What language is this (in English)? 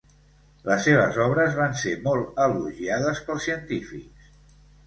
Catalan